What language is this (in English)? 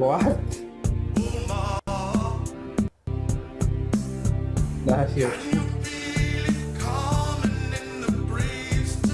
Spanish